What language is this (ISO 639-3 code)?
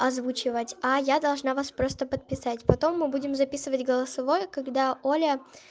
rus